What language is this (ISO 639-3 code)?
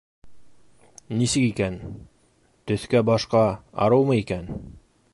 bak